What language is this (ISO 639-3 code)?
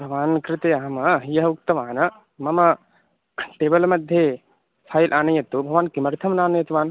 san